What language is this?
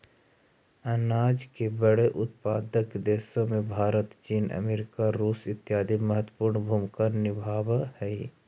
Magahi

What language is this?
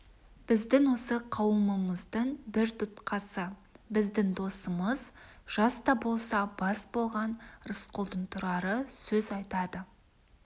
Kazakh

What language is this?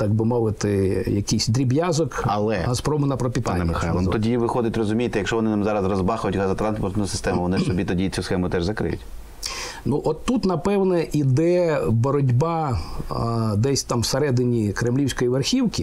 Ukrainian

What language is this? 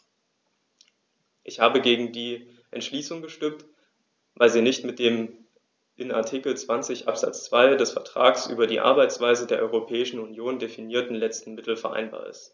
German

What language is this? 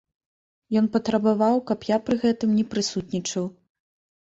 Belarusian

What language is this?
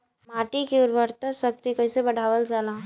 Bhojpuri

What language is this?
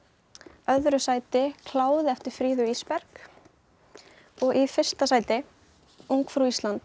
Icelandic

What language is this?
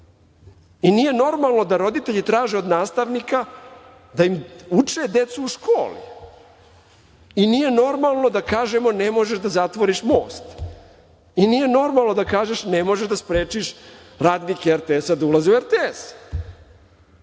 Serbian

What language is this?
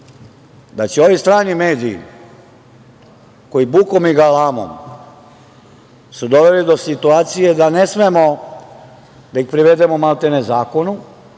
Serbian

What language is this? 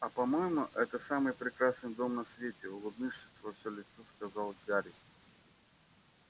Russian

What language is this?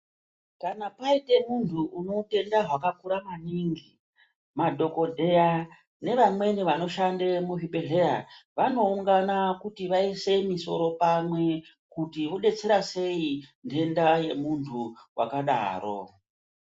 Ndau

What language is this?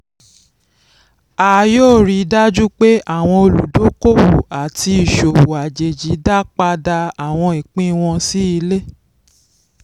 Yoruba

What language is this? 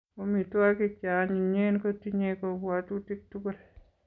Kalenjin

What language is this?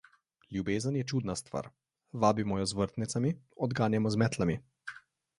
Slovenian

